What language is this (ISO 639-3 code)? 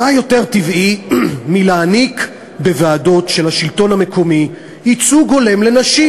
heb